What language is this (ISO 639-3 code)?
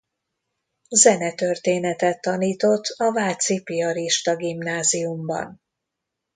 hun